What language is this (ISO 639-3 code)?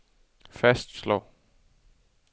dan